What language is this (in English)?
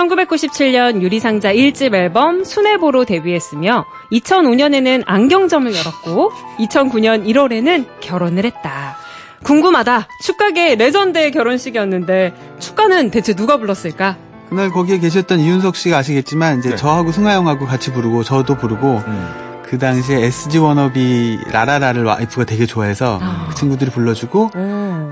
Korean